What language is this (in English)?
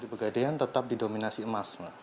Indonesian